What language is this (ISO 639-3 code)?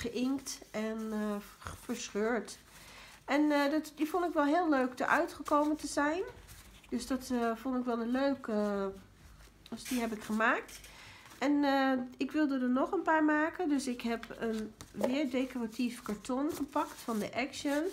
nld